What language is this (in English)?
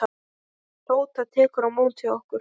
Icelandic